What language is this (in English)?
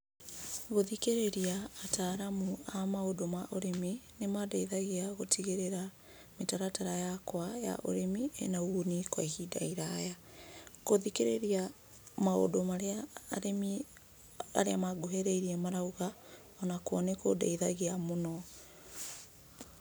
Kikuyu